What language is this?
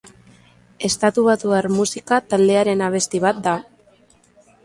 Basque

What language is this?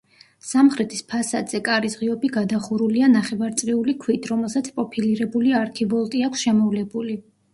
Georgian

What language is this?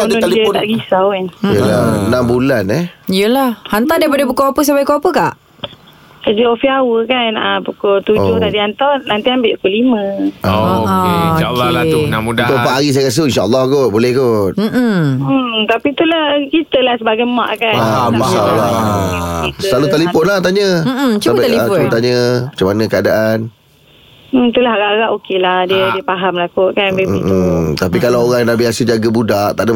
Malay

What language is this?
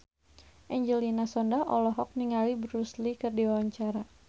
Sundanese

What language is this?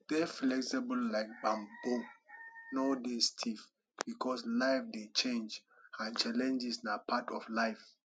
Nigerian Pidgin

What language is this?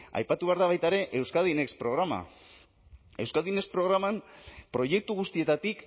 Basque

